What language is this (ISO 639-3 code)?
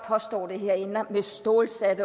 dan